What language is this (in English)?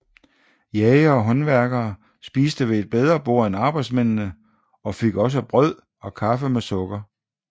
Danish